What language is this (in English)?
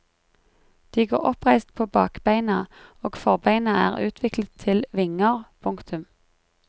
Norwegian